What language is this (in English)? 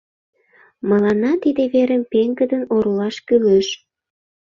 Mari